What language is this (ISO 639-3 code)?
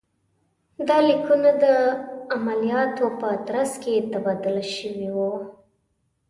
pus